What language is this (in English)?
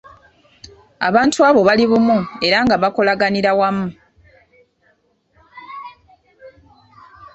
Ganda